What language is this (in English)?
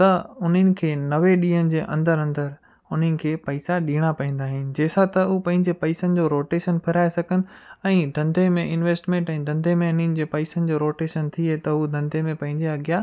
Sindhi